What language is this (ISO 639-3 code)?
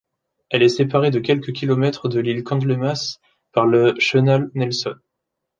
fra